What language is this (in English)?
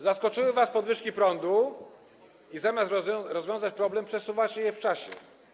Polish